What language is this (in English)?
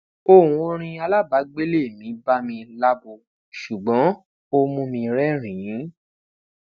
Yoruba